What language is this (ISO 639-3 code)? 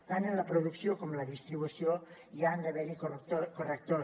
cat